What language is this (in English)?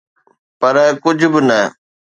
Sindhi